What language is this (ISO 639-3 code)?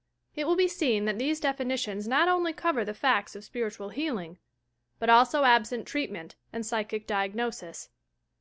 eng